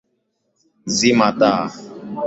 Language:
Swahili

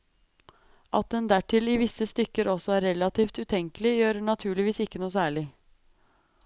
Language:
Norwegian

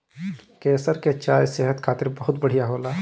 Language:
Bhojpuri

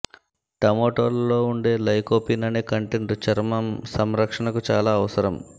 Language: Telugu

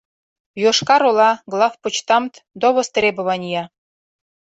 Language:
Mari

